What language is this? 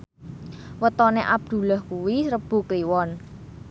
Javanese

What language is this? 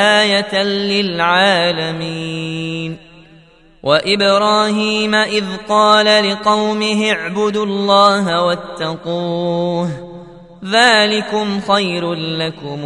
Arabic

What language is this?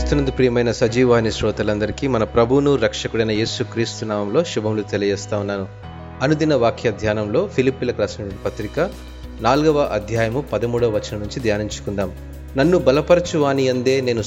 Telugu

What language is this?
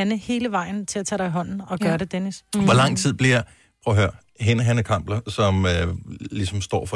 Danish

